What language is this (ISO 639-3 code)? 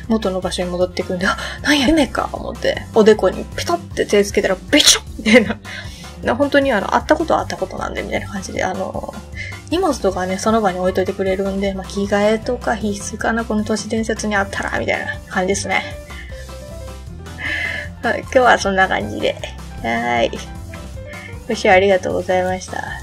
jpn